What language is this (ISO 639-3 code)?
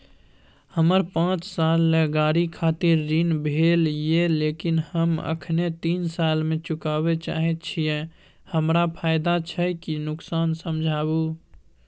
mai